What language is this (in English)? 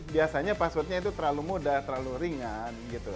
Indonesian